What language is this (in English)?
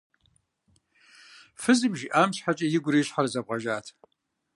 Kabardian